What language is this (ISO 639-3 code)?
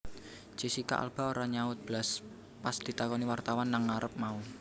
jav